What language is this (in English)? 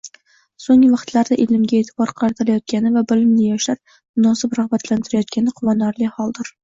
Uzbek